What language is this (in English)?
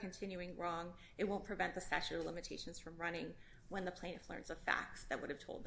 English